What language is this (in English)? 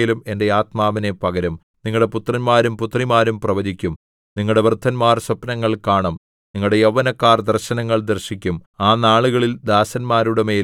Malayalam